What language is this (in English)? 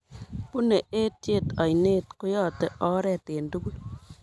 Kalenjin